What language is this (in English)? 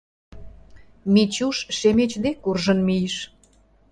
Mari